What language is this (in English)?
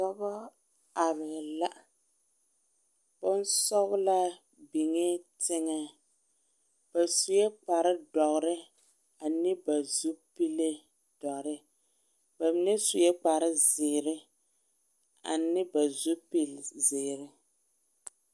Southern Dagaare